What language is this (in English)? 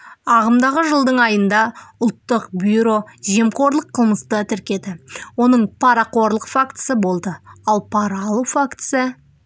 Kazakh